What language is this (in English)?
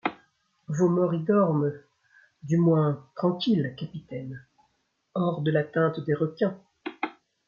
French